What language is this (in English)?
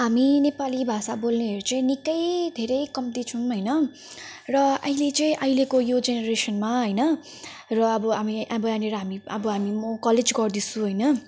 Nepali